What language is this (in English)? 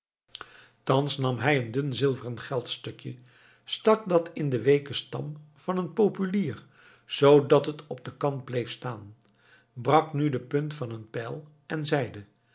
Dutch